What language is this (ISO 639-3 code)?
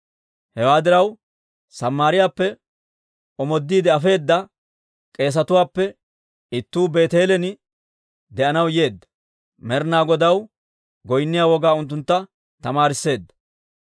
dwr